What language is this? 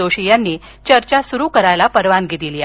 Marathi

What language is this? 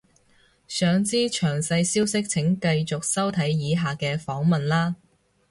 Cantonese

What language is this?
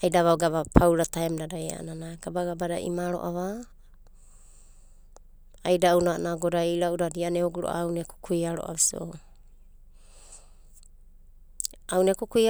Abadi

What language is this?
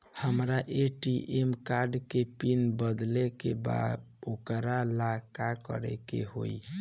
Bhojpuri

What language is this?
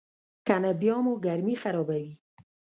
Pashto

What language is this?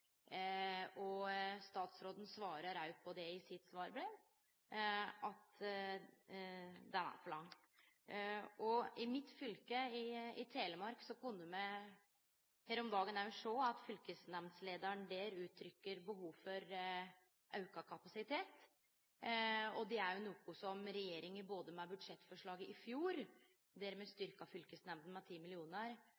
Norwegian Nynorsk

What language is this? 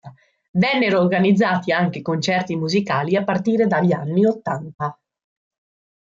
Italian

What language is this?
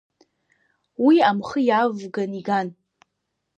Abkhazian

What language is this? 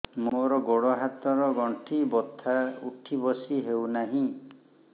Odia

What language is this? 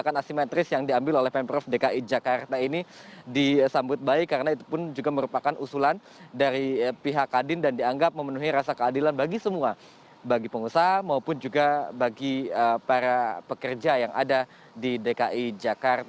Indonesian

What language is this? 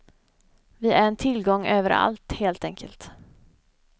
Swedish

